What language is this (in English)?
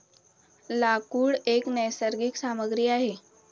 Marathi